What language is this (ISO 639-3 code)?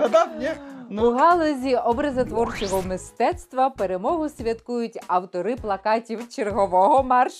ukr